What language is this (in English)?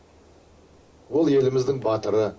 Kazakh